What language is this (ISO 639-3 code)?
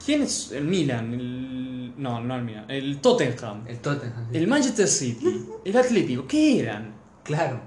spa